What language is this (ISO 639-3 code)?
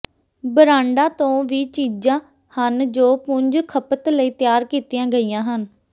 pan